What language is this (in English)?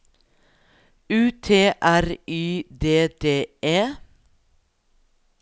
Norwegian